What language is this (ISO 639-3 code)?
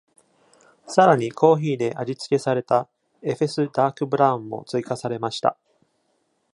jpn